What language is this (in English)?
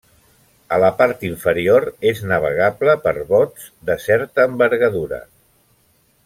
Catalan